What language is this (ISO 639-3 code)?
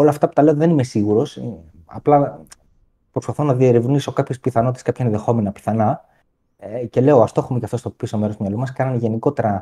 ell